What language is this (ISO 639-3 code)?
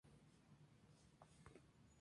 spa